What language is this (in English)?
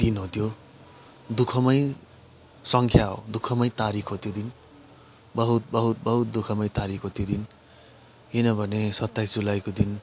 Nepali